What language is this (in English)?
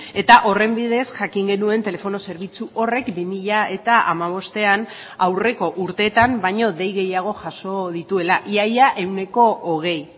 Basque